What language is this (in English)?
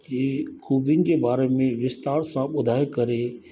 Sindhi